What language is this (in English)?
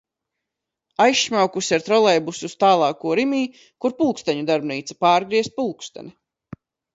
Latvian